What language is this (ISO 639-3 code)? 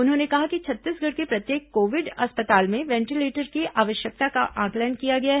hin